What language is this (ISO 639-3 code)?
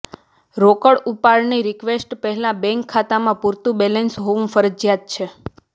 guj